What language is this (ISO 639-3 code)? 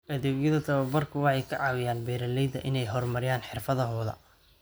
som